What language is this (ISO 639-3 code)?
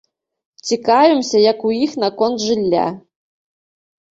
bel